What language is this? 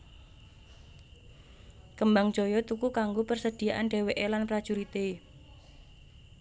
Javanese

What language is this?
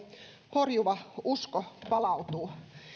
Finnish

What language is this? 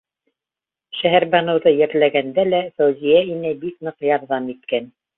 Bashkir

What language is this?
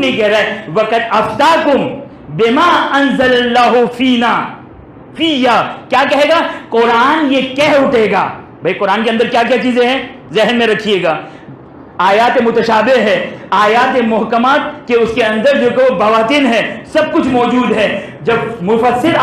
Hindi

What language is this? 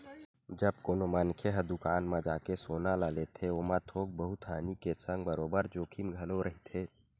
Chhattisgarhi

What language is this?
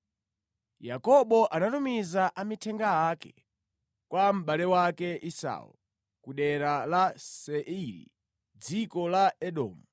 Nyanja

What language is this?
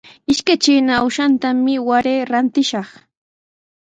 Sihuas Ancash Quechua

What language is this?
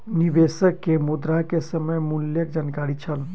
Maithili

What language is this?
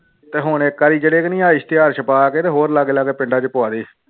Punjabi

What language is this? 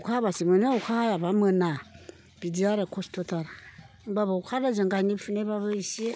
Bodo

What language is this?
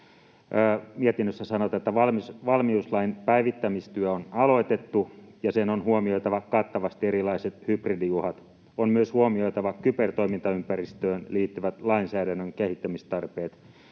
Finnish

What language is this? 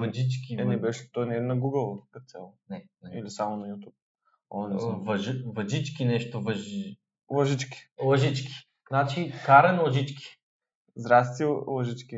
Bulgarian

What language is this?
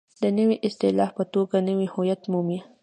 Pashto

